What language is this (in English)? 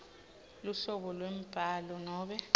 Swati